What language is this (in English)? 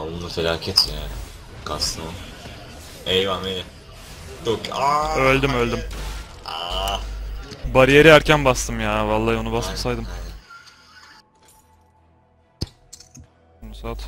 Turkish